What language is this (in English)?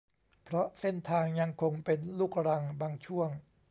Thai